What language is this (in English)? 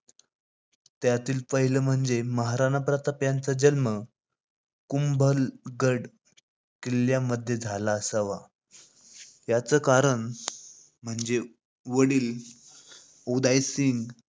Marathi